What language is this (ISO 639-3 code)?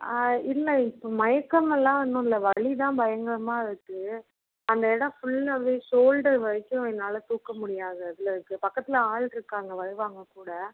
tam